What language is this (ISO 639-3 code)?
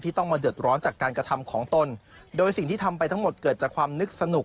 tha